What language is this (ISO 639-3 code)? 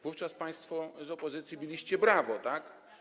pol